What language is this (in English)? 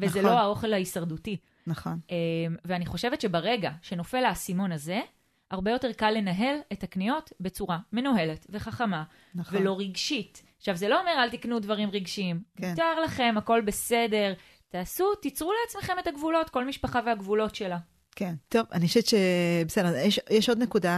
Hebrew